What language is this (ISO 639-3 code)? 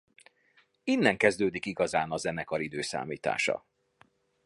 hun